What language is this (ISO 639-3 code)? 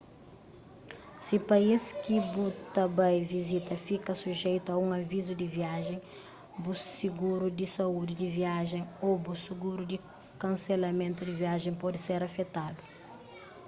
kea